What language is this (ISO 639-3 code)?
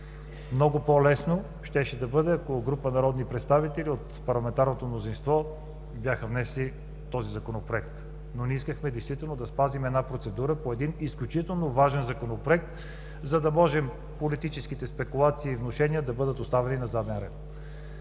bul